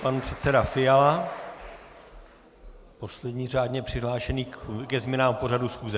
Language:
Czech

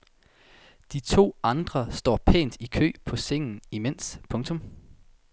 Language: Danish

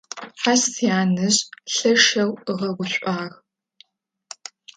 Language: Adyghe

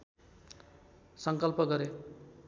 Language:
Nepali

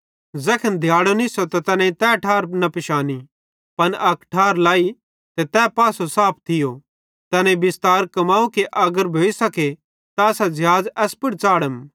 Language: Bhadrawahi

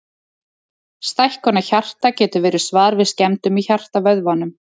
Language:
Icelandic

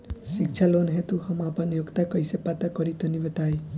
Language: Bhojpuri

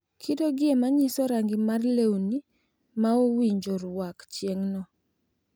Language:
Luo (Kenya and Tanzania)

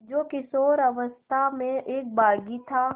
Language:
Hindi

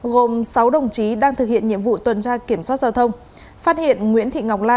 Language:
Vietnamese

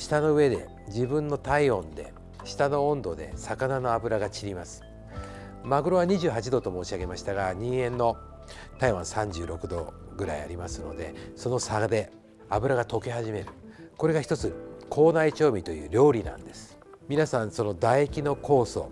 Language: Japanese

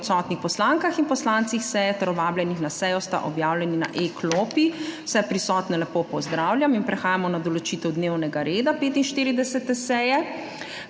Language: Slovenian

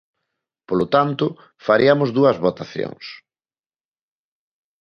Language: Galician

